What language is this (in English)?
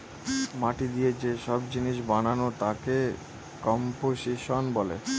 Bangla